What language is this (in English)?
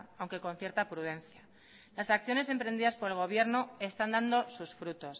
Spanish